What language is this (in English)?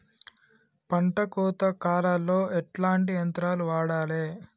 Telugu